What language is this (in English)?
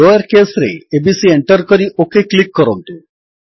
Odia